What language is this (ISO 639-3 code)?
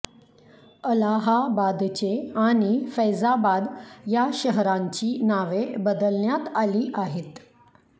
mar